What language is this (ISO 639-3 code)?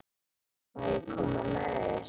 isl